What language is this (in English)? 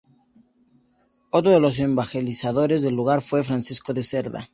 Spanish